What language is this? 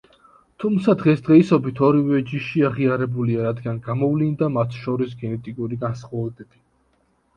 Georgian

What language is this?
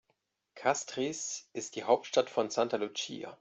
German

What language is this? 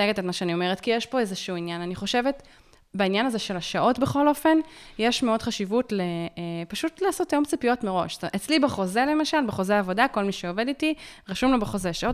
Hebrew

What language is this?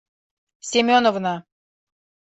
Mari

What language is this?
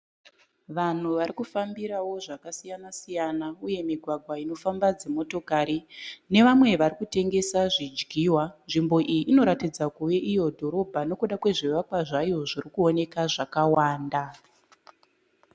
Shona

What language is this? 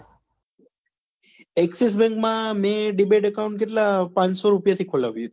Gujarati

